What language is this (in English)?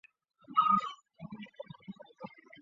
Chinese